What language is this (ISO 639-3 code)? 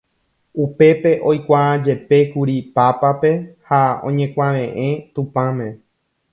grn